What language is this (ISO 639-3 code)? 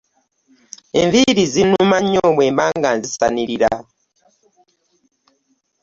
lug